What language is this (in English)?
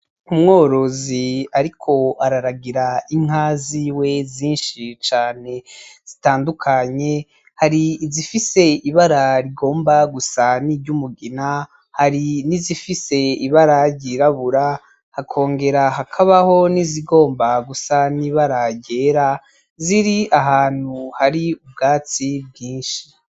Rundi